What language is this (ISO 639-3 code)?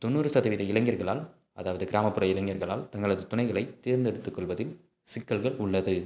tam